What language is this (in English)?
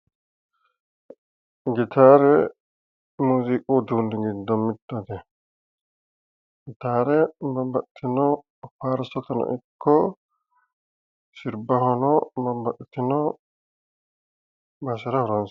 Sidamo